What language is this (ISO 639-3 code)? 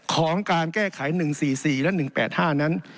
tha